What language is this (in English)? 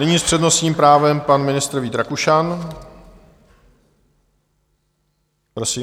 Czech